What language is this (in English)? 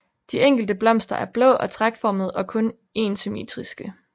Danish